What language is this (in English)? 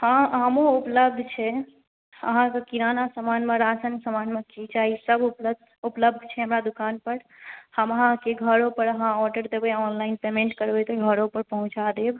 Maithili